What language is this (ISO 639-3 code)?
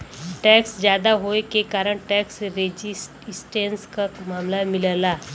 bho